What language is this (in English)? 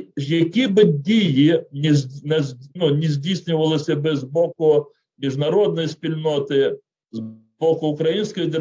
Ukrainian